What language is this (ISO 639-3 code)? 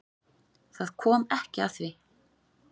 isl